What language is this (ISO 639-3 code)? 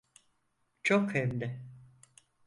tur